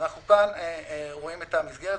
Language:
Hebrew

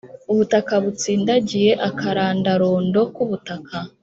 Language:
Kinyarwanda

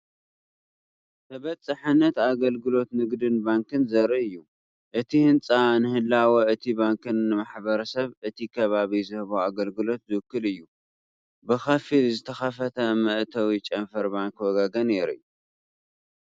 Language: Tigrinya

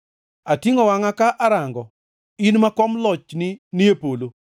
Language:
Luo (Kenya and Tanzania)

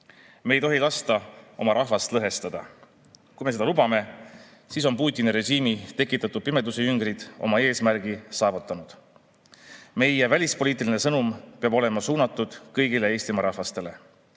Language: Estonian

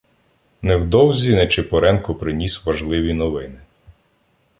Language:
Ukrainian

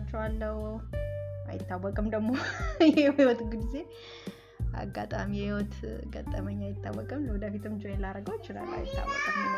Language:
Amharic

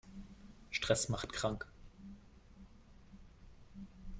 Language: German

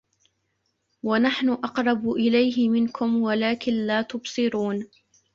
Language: Arabic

